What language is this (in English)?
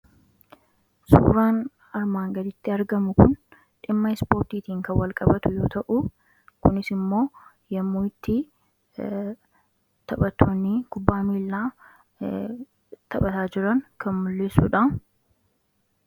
Oromo